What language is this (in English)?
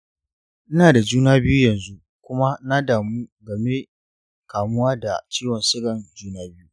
Hausa